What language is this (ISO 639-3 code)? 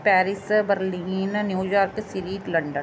pan